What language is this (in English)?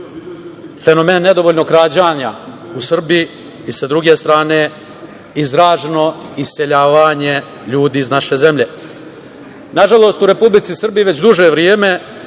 Serbian